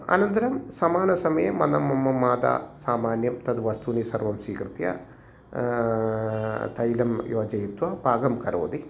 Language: Sanskrit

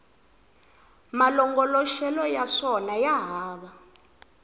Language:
Tsonga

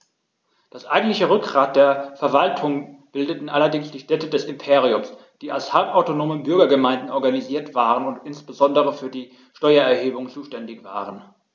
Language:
German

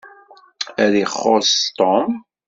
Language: Kabyle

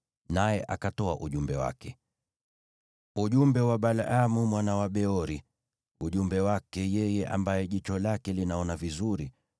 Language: Swahili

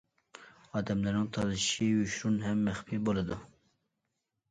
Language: Uyghur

